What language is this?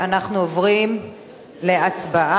Hebrew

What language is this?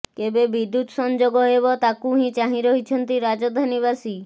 Odia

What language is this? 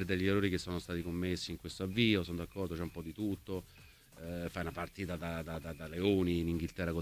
Italian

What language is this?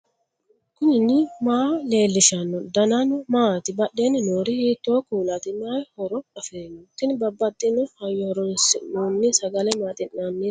Sidamo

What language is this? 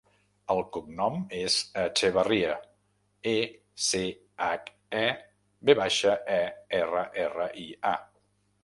Catalan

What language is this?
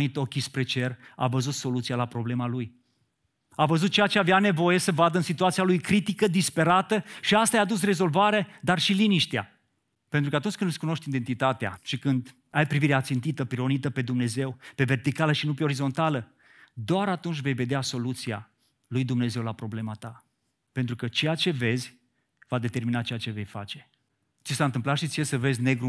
Romanian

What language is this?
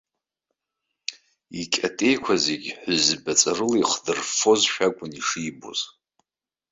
Abkhazian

